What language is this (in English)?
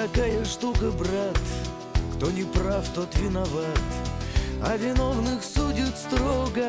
Russian